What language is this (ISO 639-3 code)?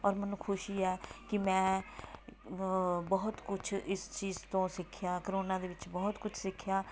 pan